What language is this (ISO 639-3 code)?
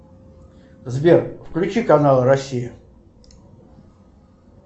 rus